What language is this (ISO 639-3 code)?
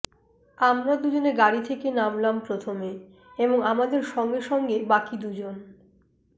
ben